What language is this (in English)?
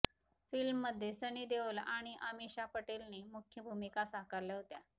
Marathi